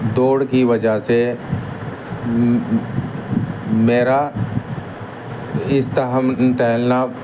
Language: Urdu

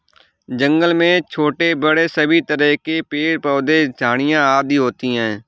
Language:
Hindi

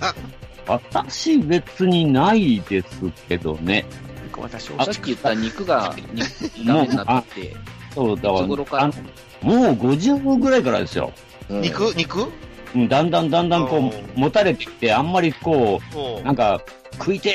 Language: Japanese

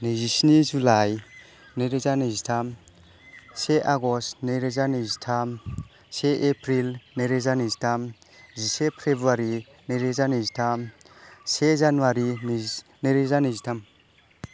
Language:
Bodo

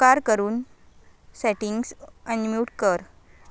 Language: Konkani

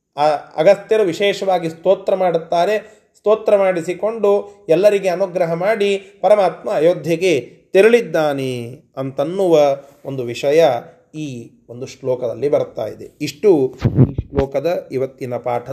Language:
Kannada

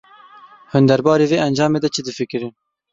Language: Kurdish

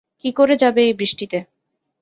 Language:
Bangla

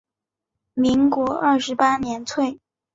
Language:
Chinese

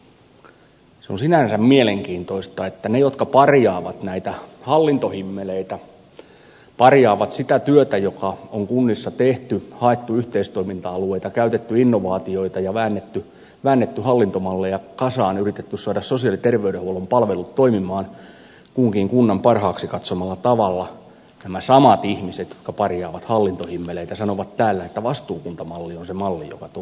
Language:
Finnish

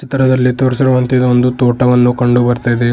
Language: Kannada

